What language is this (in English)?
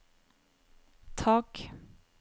Norwegian